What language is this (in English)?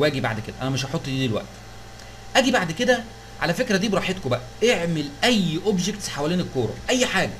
Arabic